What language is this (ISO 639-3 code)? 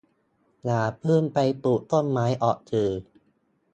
tha